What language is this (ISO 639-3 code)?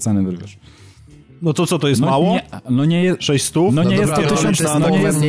pol